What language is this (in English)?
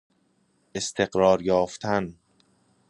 Persian